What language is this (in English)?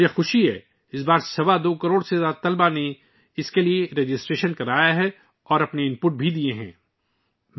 Urdu